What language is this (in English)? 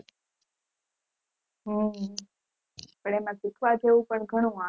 Gujarati